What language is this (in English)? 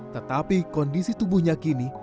Indonesian